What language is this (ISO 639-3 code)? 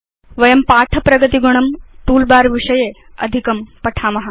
san